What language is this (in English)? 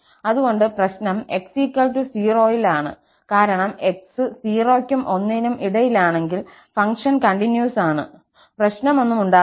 Malayalam